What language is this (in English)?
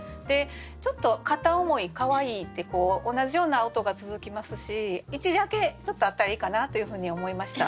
Japanese